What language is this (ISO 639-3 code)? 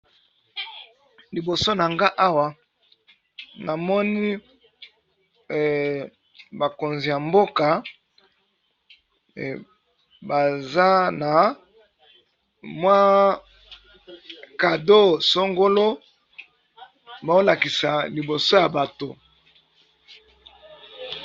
lin